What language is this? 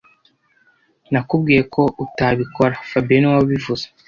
Kinyarwanda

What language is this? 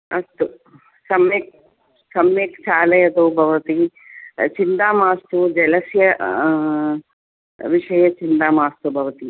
Sanskrit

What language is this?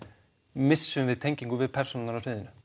Icelandic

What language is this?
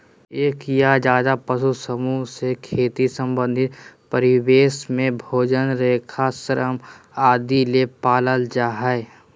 Magahi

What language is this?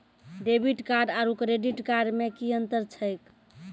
Maithili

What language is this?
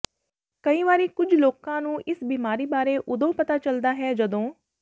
Punjabi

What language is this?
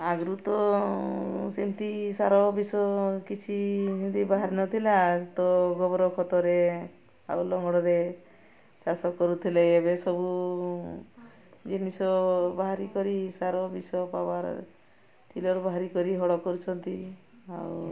Odia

